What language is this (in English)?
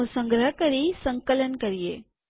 Gujarati